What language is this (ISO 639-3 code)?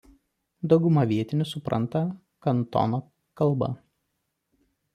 lit